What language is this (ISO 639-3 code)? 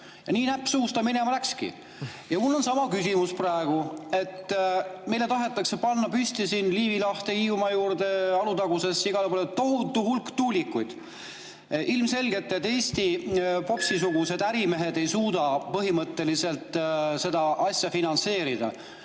est